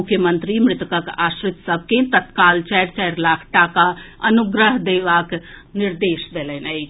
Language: Maithili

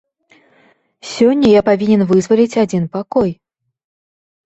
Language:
Belarusian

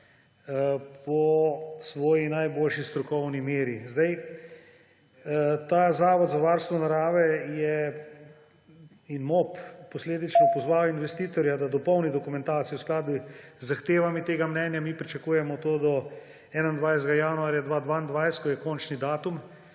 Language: Slovenian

